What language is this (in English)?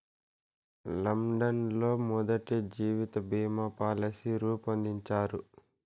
Telugu